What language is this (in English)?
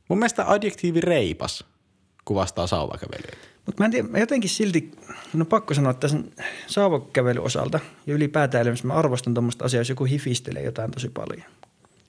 Finnish